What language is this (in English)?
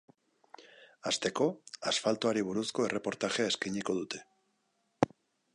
Basque